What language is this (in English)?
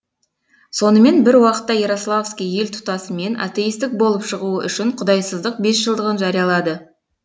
Kazakh